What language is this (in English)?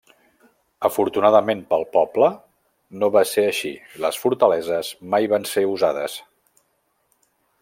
Catalan